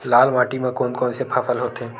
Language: Chhattisgarhi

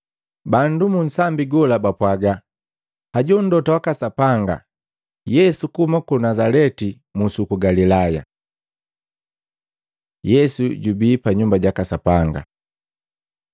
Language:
Matengo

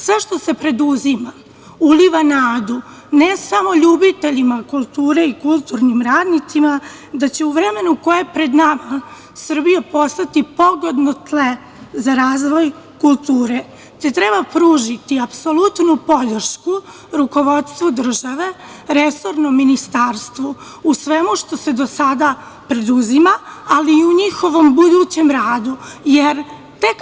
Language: Serbian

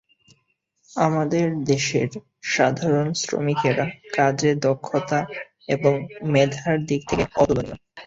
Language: Bangla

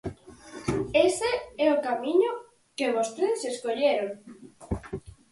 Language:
Galician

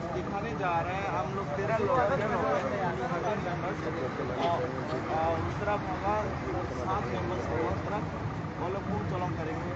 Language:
Thai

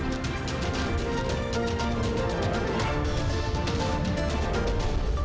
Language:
Indonesian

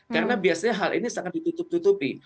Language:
Indonesian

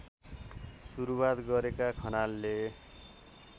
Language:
Nepali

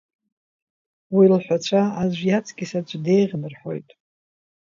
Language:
Abkhazian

